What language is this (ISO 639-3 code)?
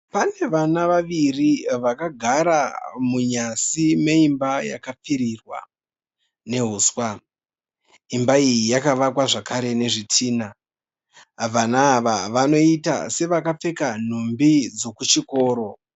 sna